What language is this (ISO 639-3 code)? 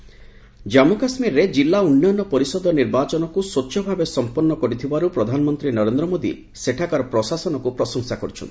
ori